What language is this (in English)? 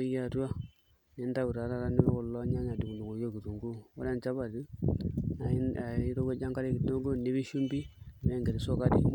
Masai